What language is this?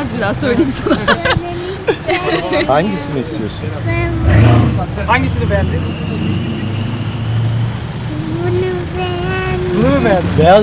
Turkish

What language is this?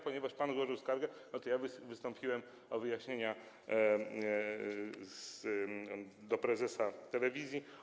Polish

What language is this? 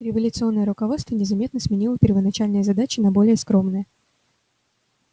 Russian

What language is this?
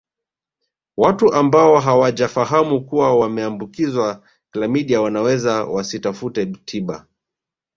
Swahili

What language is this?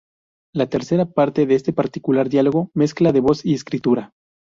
Spanish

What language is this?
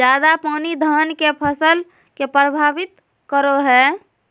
Magahi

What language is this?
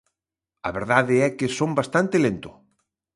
Galician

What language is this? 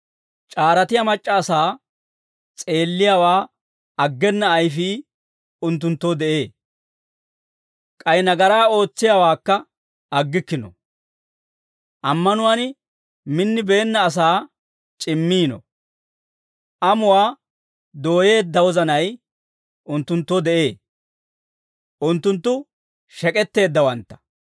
Dawro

